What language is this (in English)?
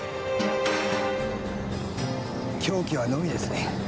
Japanese